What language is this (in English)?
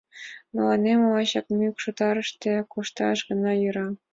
Mari